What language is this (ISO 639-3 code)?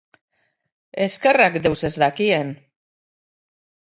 eus